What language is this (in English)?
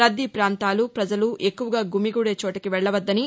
Telugu